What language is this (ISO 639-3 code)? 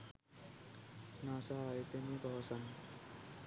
sin